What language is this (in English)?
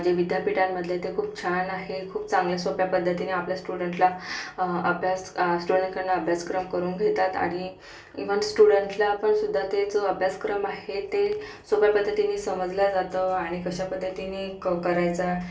Marathi